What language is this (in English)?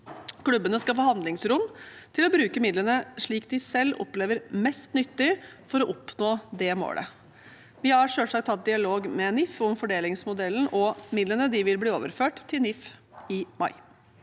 Norwegian